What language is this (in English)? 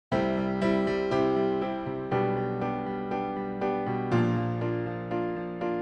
French